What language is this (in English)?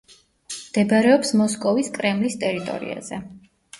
Georgian